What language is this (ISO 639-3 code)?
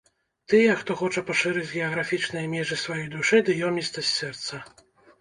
bel